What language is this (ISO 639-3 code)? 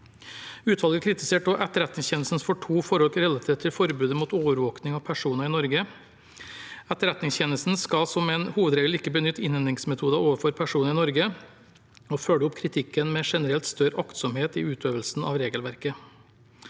nor